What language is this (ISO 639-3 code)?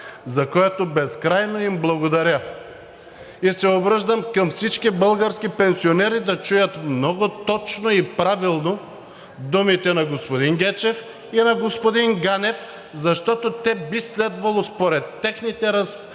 bul